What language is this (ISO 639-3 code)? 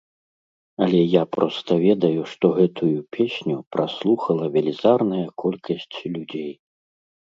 bel